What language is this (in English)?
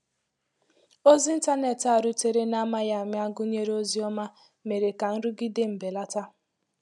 Igbo